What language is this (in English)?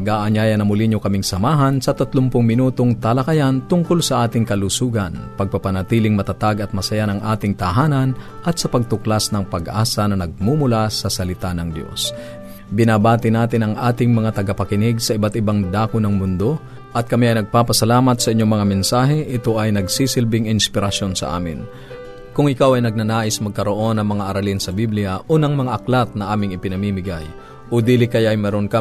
Filipino